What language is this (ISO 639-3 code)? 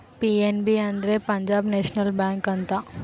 kan